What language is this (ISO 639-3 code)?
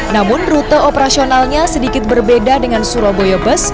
ind